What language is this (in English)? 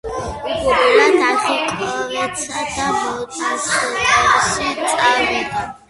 Georgian